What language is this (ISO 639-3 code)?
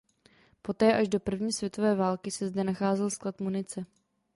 ces